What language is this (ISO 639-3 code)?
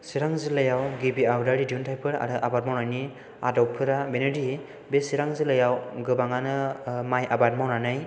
brx